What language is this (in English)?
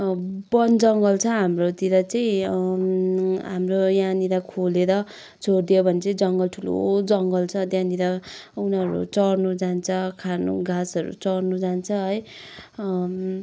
Nepali